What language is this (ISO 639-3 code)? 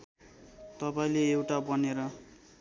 nep